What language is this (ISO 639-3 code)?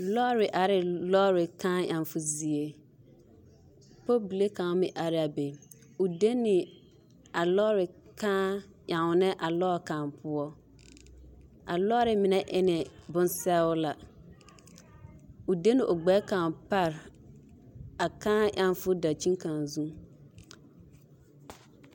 dga